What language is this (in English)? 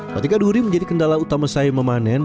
Indonesian